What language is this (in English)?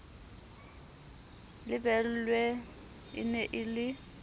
Southern Sotho